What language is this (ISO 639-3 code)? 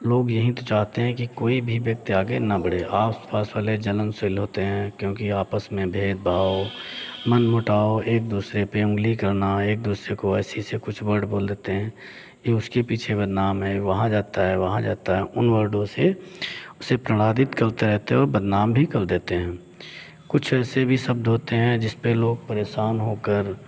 hin